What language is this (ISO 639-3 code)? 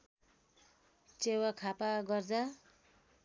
nep